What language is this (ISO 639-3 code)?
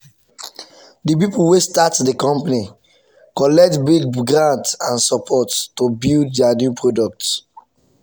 pcm